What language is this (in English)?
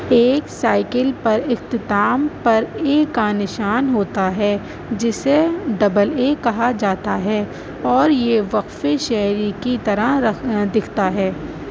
Urdu